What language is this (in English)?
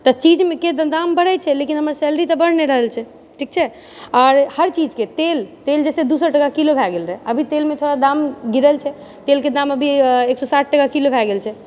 Maithili